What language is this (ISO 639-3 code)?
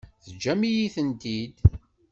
kab